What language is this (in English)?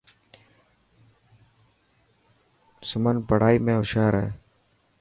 Dhatki